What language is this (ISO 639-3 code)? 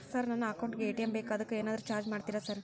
kan